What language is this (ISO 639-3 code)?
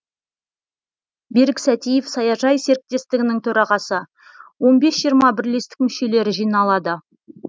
kaz